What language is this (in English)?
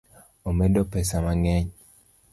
Luo (Kenya and Tanzania)